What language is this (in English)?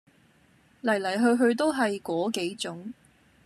Cantonese